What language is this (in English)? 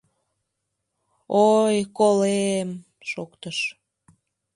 Mari